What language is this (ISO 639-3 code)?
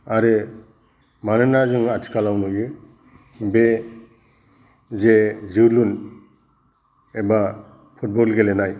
brx